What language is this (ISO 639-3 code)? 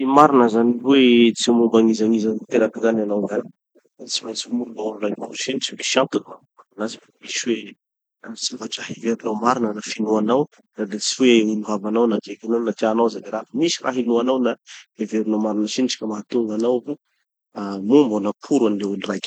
txy